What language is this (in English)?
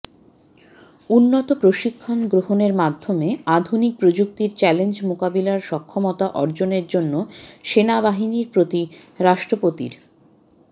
Bangla